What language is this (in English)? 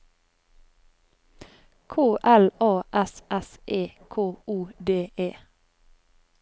Norwegian